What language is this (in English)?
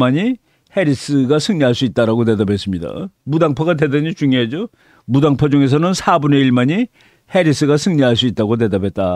Korean